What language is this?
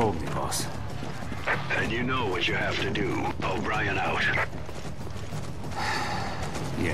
Polish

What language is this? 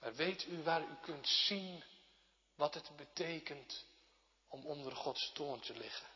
Dutch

